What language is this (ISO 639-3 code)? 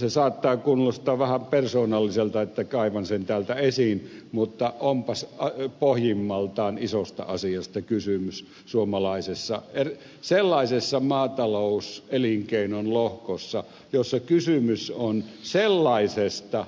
fin